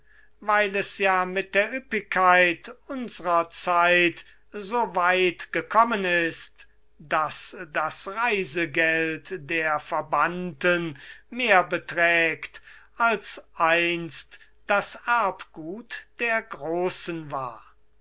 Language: German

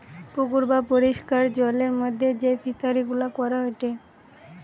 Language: Bangla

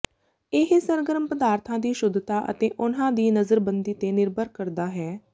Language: Punjabi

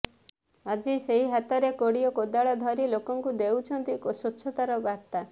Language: Odia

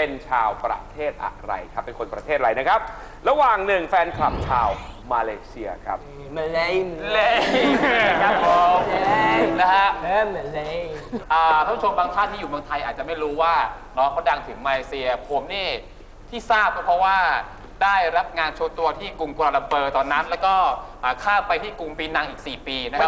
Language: Thai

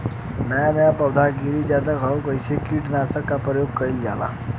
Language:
Bhojpuri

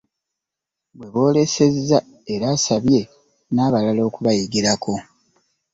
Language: Ganda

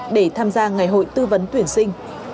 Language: Vietnamese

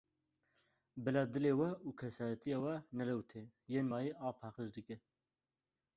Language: Kurdish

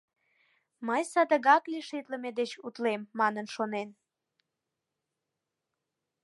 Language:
Mari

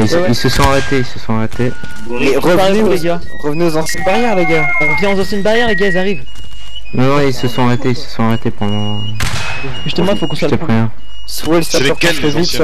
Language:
French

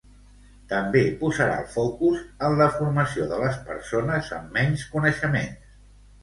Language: Catalan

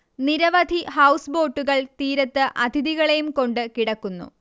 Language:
Malayalam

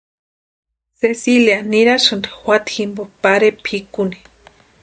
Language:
Western Highland Purepecha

